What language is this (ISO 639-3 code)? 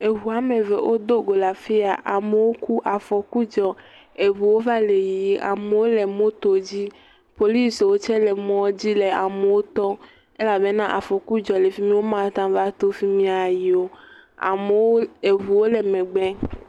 ewe